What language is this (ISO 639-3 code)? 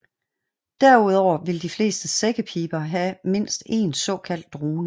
dan